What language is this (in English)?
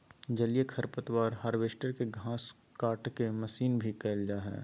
Magahi